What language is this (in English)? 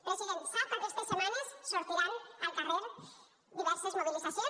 Catalan